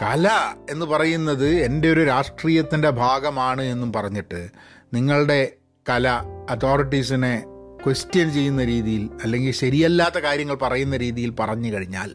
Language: Malayalam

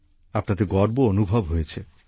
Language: Bangla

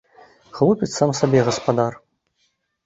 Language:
Belarusian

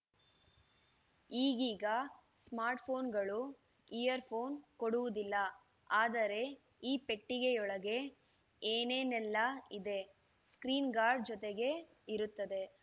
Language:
Kannada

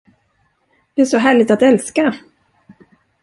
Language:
Swedish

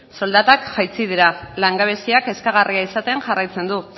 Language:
Basque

